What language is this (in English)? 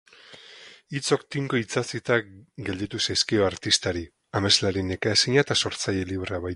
Basque